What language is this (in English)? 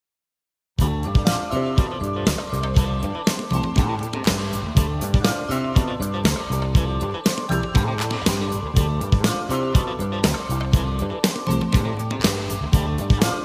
Romanian